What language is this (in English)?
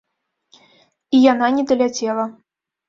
Belarusian